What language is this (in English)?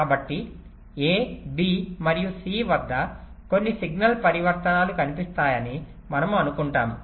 Telugu